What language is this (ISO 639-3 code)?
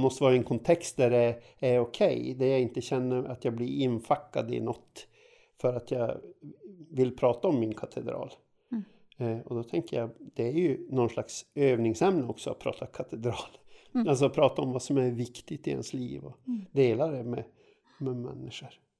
swe